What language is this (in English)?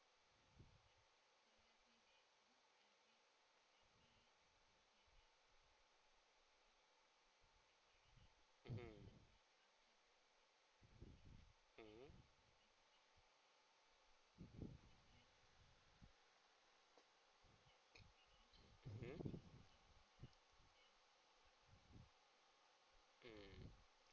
English